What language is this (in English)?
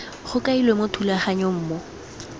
Tswana